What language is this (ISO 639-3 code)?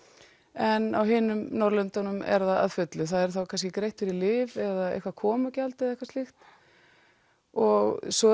isl